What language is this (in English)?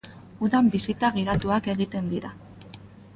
Basque